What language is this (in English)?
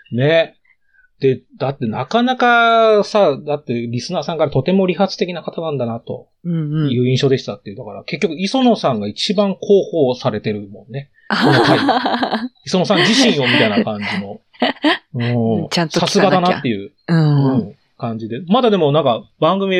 Japanese